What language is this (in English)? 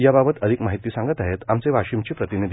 Marathi